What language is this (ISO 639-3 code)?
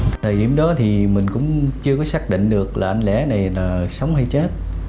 vie